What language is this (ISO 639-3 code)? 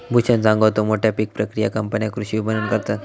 mar